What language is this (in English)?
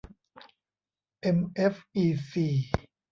Thai